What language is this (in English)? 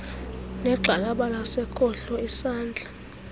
Xhosa